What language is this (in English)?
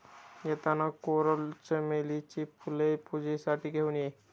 Marathi